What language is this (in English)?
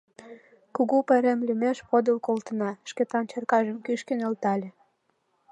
Mari